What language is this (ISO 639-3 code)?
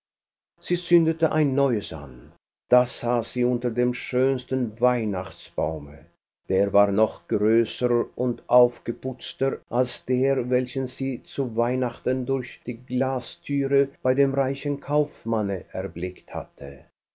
deu